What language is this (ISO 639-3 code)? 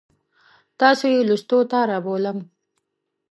pus